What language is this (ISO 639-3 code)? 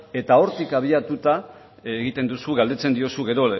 eus